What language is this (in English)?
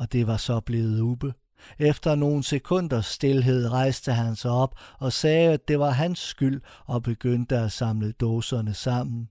Danish